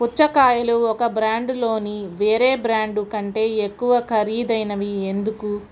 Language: Telugu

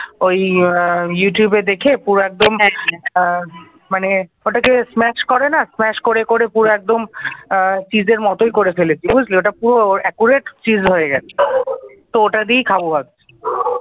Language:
Bangla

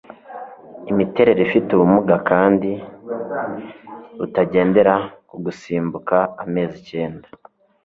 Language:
Kinyarwanda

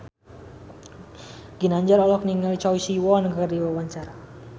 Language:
Sundanese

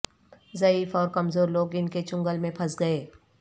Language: Urdu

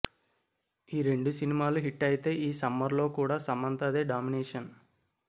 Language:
Telugu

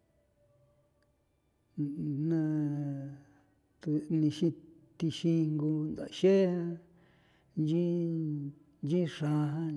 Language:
San Felipe Otlaltepec Popoloca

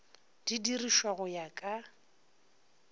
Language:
Northern Sotho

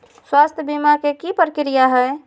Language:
Magahi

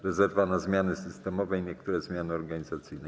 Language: Polish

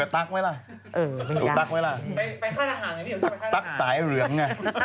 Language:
Thai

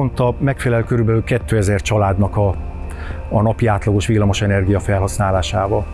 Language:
Hungarian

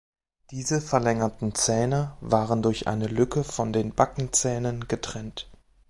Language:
German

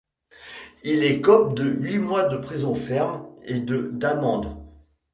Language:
French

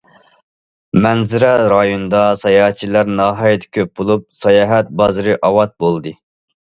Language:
Uyghur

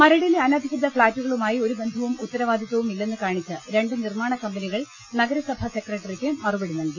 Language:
Malayalam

